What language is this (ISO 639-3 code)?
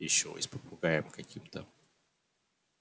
rus